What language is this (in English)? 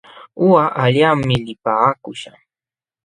Jauja Wanca Quechua